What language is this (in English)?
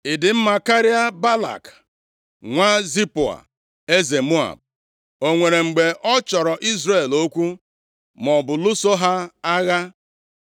Igbo